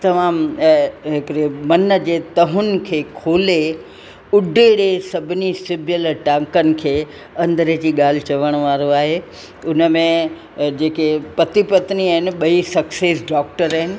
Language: Sindhi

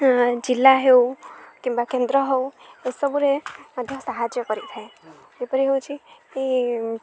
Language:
Odia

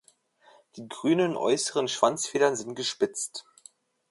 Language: German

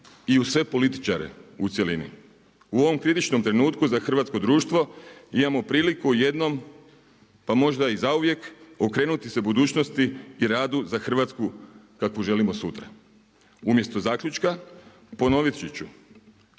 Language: Croatian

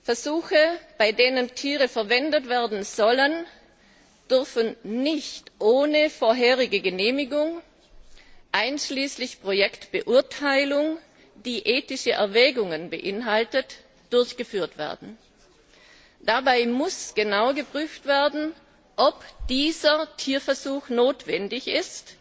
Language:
German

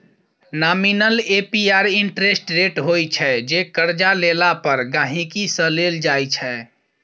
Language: Maithili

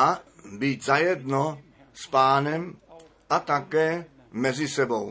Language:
Czech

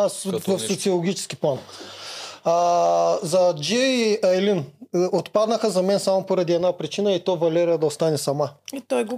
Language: Bulgarian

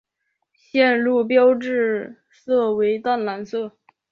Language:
Chinese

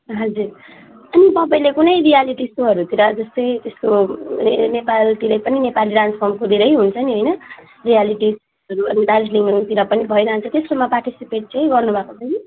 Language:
Nepali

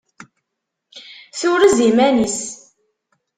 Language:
Kabyle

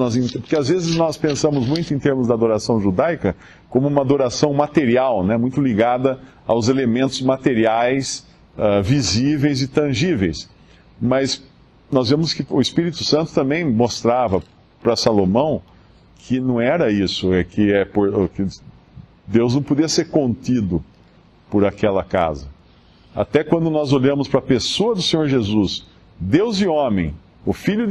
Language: Portuguese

